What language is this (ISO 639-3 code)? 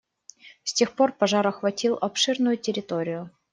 rus